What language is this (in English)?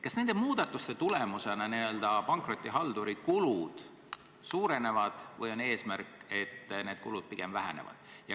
Estonian